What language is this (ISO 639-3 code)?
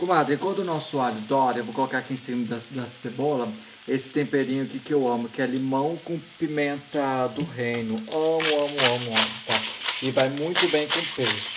por